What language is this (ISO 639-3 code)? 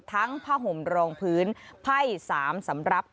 tha